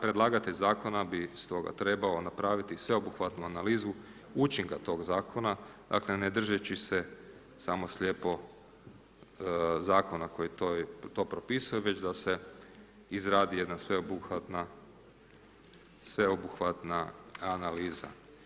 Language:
Croatian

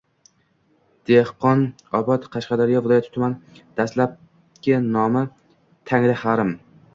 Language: Uzbek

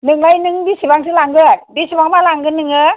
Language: Bodo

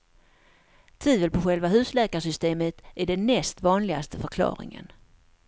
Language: Swedish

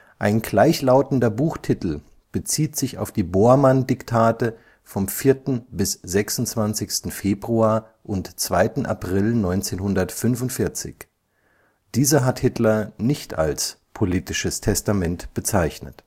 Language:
German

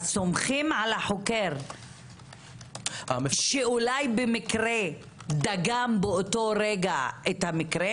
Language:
Hebrew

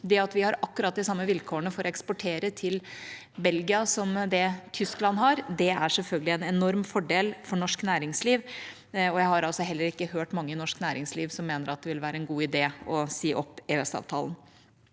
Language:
Norwegian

